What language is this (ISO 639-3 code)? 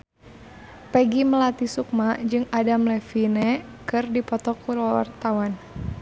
sun